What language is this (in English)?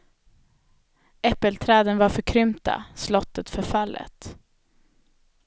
Swedish